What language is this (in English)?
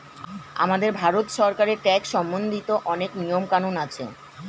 Bangla